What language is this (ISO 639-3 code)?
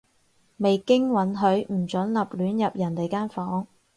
yue